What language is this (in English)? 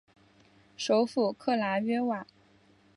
Chinese